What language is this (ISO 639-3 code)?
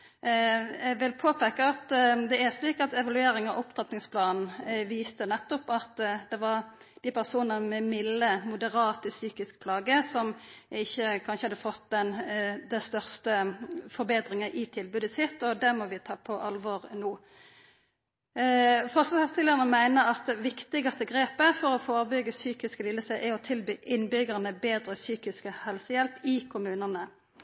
nno